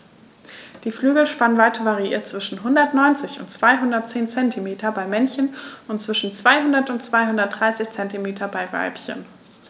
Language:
German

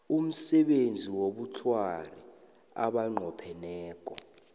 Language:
South Ndebele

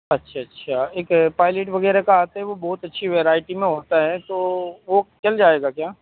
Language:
Urdu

